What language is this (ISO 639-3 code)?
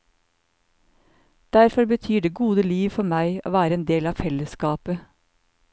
nor